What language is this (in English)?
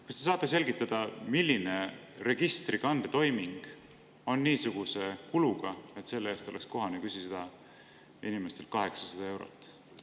Estonian